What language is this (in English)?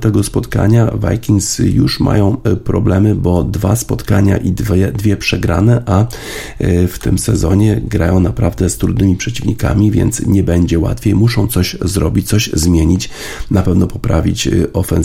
Polish